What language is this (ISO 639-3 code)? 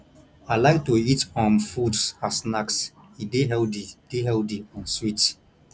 pcm